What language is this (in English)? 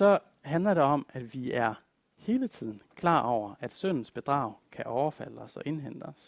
Danish